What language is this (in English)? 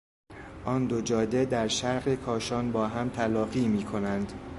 Persian